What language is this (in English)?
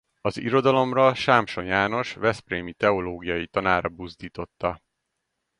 Hungarian